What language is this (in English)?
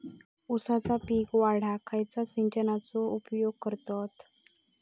Marathi